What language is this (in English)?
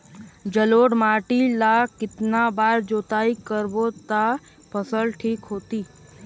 Chhattisgarhi